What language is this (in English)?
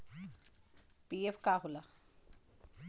Bhojpuri